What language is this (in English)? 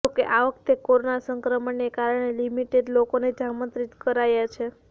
Gujarati